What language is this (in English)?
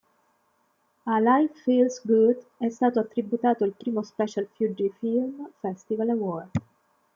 Italian